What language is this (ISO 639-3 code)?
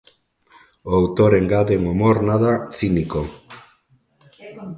glg